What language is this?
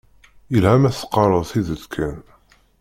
Kabyle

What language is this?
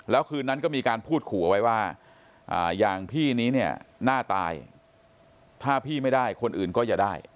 Thai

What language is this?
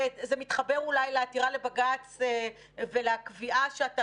Hebrew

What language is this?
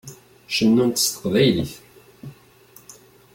Kabyle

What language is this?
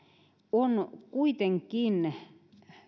Finnish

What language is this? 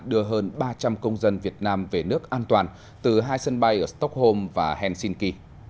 Vietnamese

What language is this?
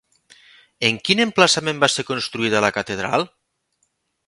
Catalan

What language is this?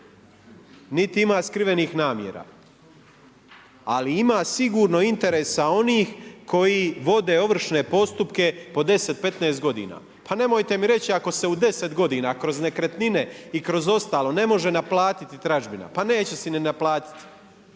Croatian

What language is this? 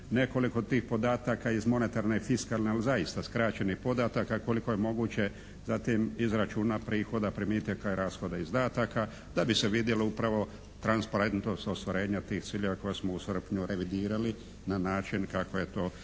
Croatian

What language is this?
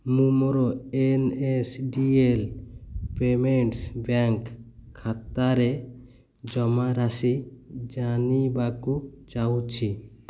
Odia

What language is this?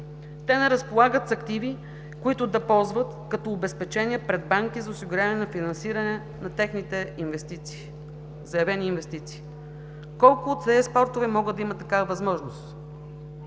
Bulgarian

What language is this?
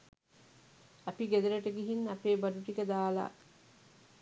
Sinhala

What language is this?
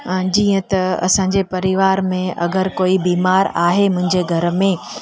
Sindhi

